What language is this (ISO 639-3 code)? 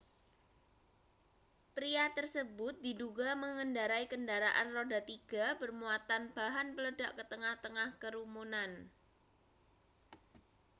ind